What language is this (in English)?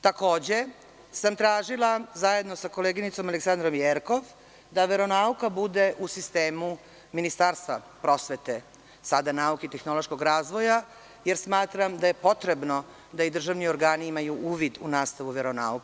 Serbian